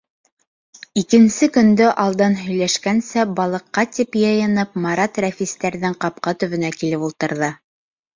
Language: Bashkir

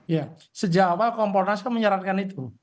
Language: Indonesian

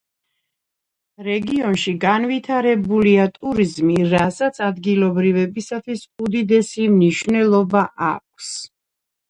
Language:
Georgian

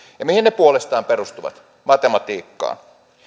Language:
Finnish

